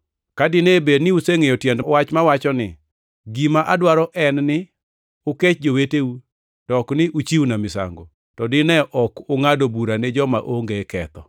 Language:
Luo (Kenya and Tanzania)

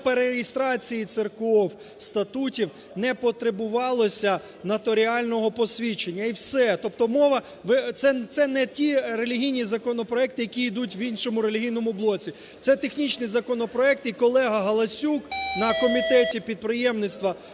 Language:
Ukrainian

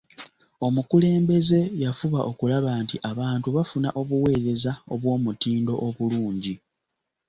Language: Ganda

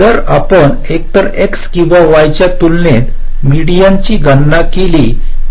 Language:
Marathi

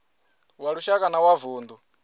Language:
Venda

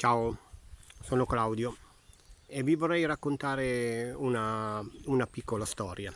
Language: Italian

